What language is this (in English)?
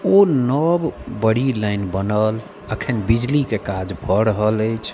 Maithili